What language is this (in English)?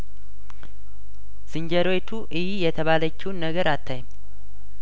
Amharic